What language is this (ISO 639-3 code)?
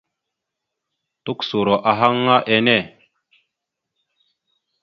mxu